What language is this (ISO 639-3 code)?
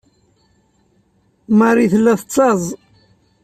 kab